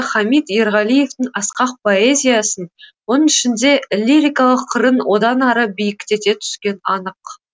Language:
Kazakh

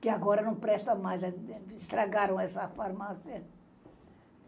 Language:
Portuguese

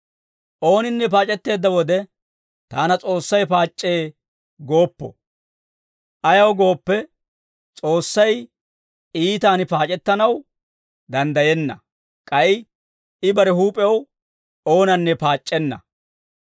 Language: Dawro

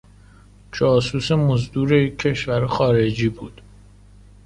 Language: Persian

